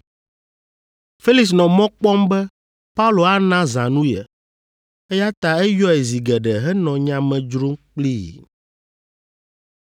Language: Ewe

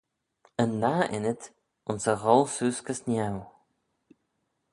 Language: Manx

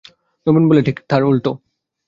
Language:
Bangla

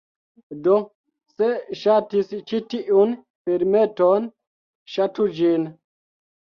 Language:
Esperanto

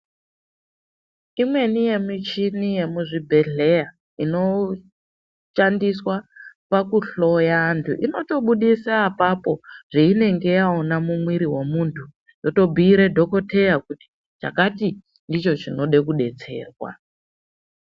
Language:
Ndau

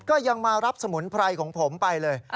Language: Thai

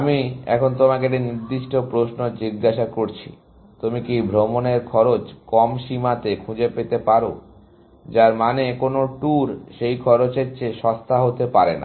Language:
Bangla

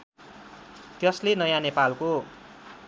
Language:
Nepali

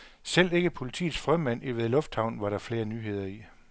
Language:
Danish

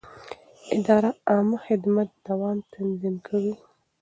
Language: Pashto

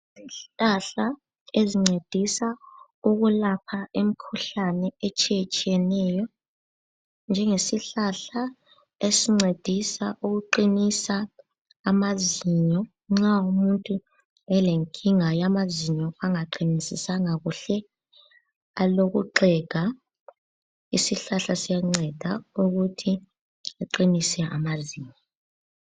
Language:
North Ndebele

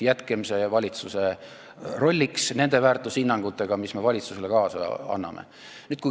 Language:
Estonian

